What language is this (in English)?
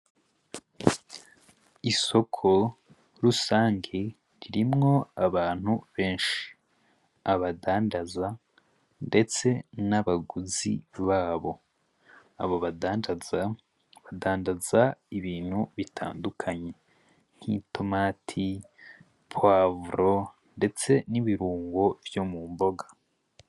Rundi